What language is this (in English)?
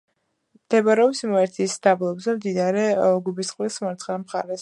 Georgian